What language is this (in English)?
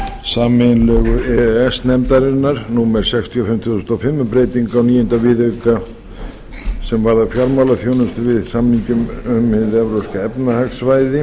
Icelandic